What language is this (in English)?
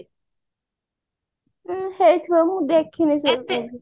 Odia